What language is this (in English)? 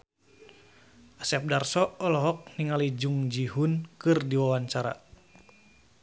Sundanese